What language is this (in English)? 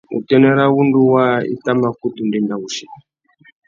Tuki